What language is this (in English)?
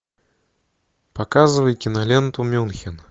Russian